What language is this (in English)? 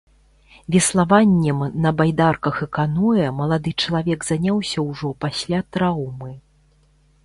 Belarusian